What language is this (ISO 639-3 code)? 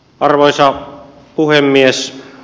fin